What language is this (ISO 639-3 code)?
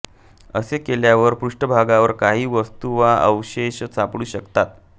mar